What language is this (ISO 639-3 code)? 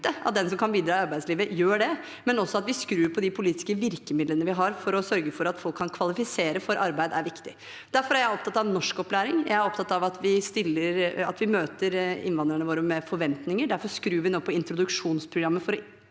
nor